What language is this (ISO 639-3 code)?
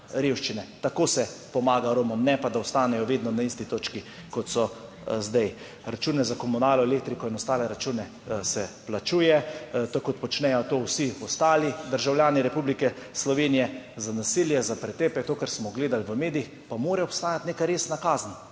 slv